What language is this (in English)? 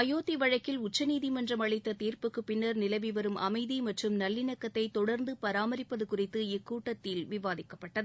Tamil